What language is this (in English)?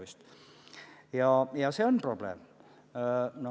Estonian